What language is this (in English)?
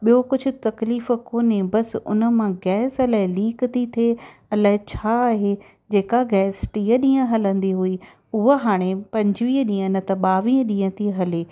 Sindhi